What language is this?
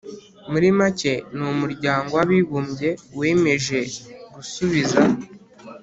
Kinyarwanda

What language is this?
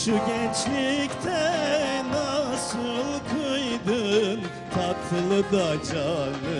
Turkish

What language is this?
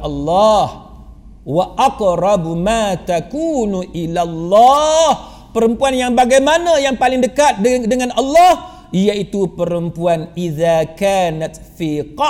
Malay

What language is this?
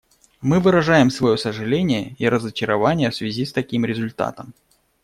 Russian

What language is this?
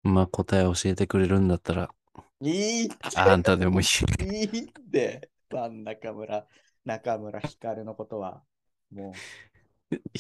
Japanese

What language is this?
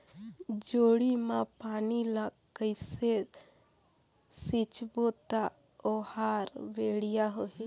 Chhattisgarhi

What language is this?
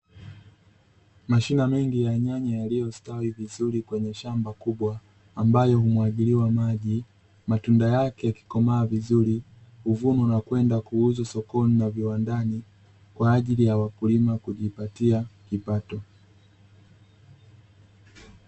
Swahili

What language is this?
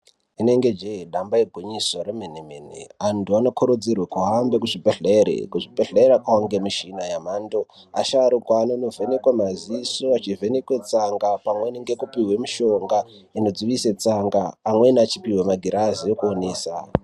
Ndau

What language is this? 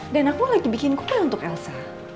Indonesian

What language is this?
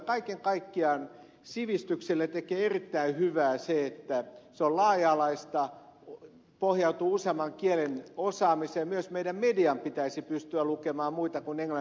Finnish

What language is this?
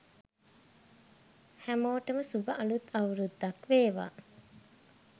Sinhala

